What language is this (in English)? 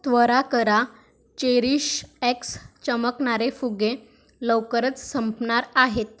Marathi